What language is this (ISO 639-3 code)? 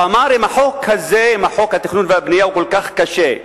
heb